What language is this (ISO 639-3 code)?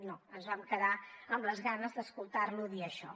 cat